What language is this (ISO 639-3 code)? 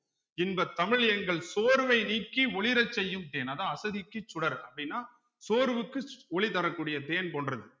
tam